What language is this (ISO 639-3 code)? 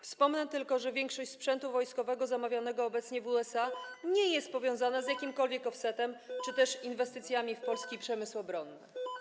pol